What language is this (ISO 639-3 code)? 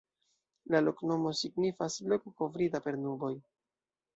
epo